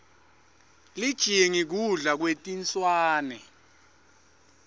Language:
Swati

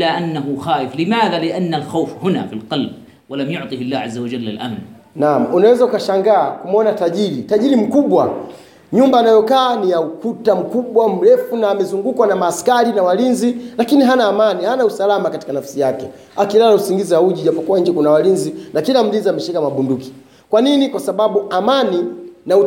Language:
Swahili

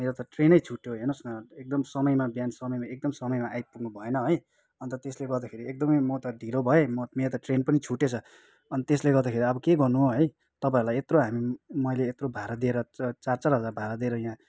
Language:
Nepali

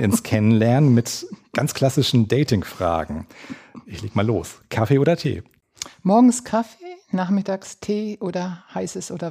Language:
German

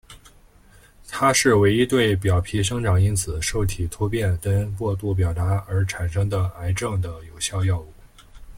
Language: Chinese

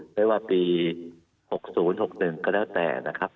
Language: Thai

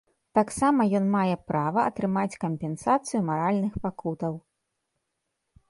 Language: Belarusian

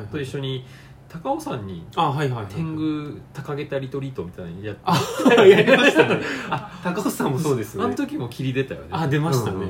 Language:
Japanese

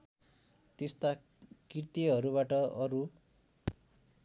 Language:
Nepali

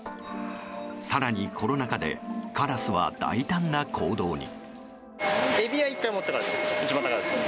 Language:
Japanese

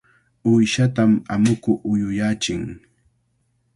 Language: Cajatambo North Lima Quechua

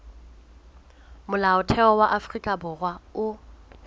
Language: Southern Sotho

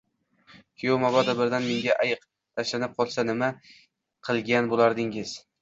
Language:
Uzbek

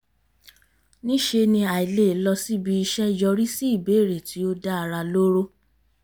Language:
Yoruba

